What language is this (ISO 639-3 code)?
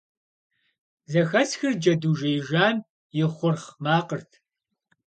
kbd